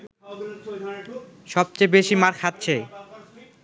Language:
Bangla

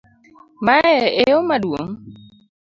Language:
Luo (Kenya and Tanzania)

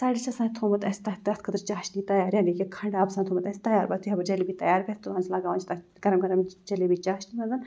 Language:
Kashmiri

